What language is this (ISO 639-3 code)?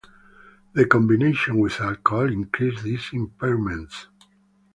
eng